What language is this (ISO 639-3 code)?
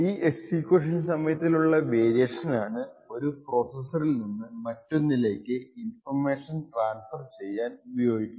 mal